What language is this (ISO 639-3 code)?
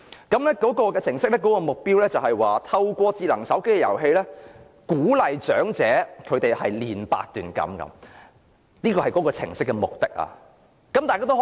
yue